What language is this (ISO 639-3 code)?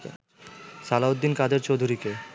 ben